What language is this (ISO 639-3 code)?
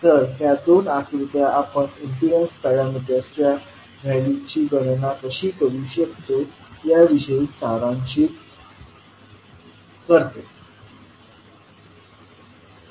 mar